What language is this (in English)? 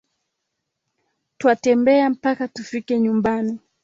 Swahili